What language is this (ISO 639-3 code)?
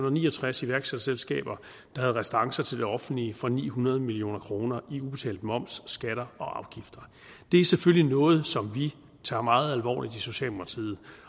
dan